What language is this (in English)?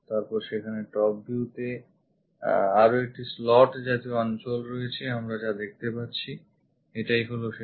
Bangla